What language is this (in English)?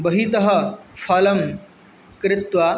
Sanskrit